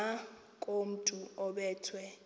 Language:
Xhosa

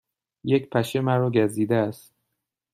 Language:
Persian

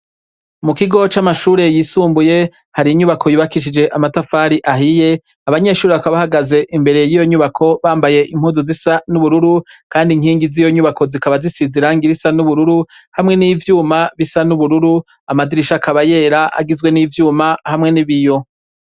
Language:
Rundi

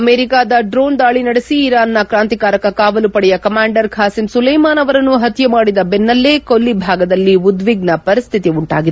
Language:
Kannada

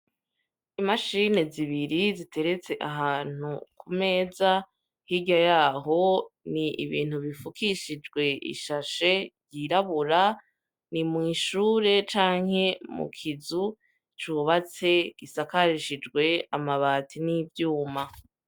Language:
Rundi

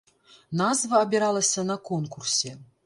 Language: Belarusian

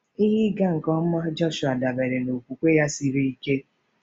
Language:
Igbo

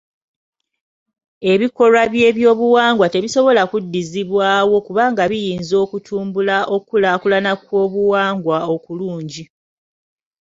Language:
Ganda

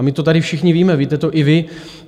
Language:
Czech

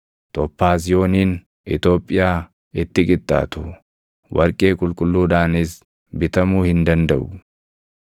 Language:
Oromo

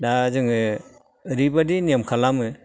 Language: Bodo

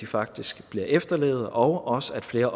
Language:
Danish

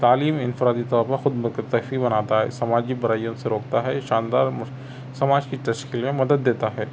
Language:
Urdu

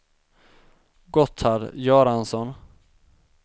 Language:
Swedish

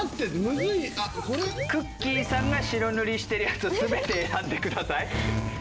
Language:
Japanese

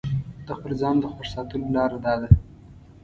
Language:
Pashto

